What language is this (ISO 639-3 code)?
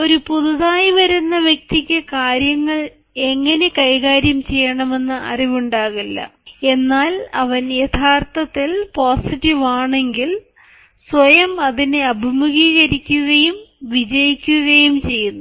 mal